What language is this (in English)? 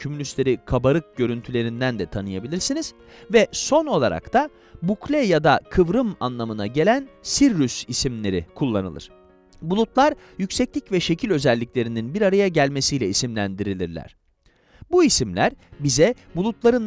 Turkish